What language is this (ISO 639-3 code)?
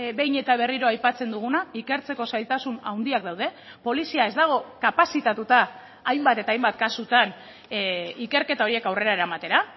eus